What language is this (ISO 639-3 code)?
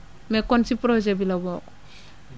wol